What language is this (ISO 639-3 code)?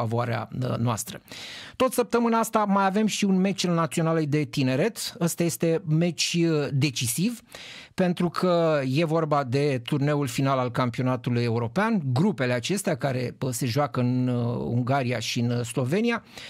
ron